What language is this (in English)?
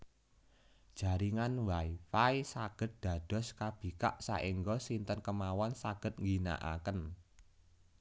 Javanese